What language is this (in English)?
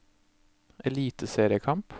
Norwegian